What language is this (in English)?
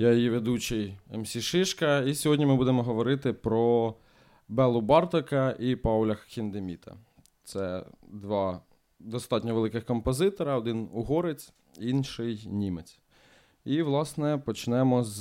Ukrainian